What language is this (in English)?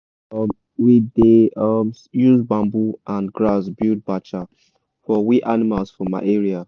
Nigerian Pidgin